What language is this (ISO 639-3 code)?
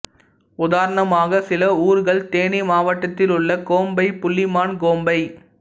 tam